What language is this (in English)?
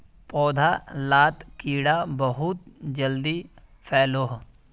Magahi